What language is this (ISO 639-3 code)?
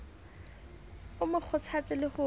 sot